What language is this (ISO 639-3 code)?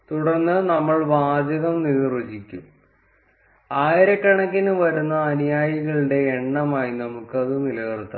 mal